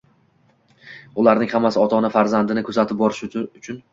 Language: Uzbek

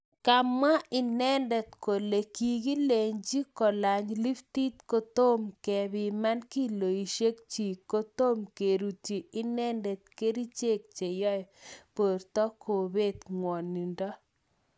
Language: Kalenjin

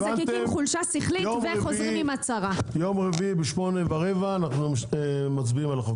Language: Hebrew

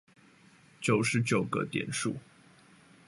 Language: Chinese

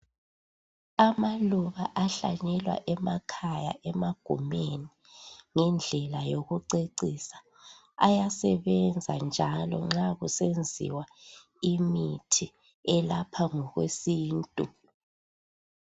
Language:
North Ndebele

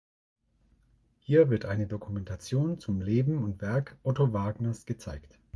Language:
German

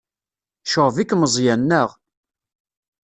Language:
Kabyle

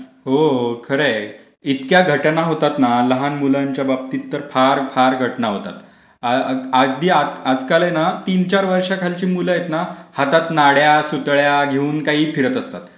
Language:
Marathi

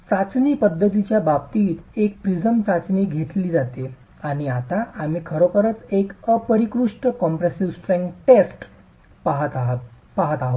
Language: Marathi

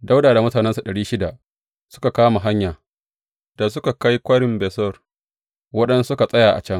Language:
Hausa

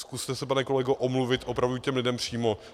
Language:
Czech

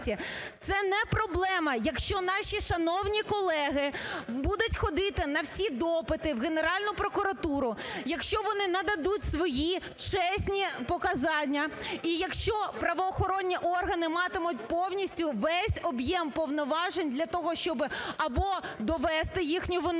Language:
Ukrainian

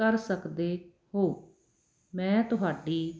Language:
Punjabi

